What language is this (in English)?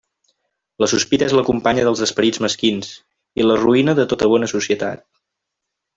Catalan